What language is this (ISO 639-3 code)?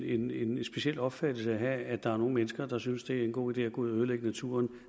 dan